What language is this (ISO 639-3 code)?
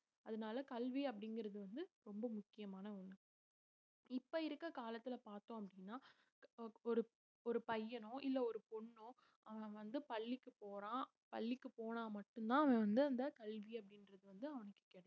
tam